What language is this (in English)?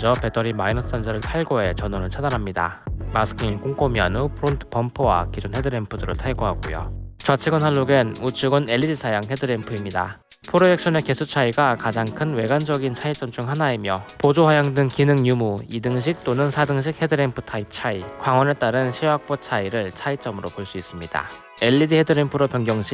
Korean